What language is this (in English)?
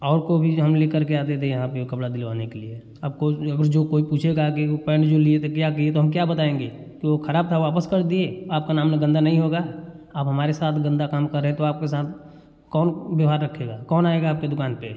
Hindi